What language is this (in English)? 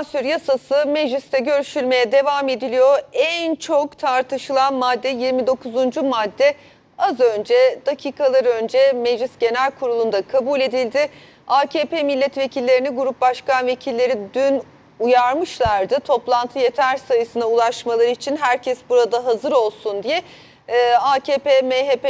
Turkish